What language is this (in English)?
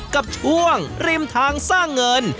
Thai